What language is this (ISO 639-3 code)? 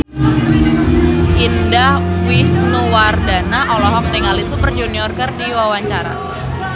sun